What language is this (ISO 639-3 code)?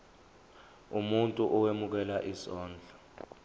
zul